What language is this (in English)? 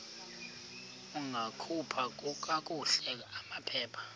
Xhosa